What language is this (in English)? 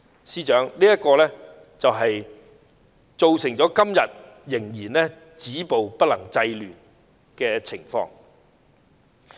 Cantonese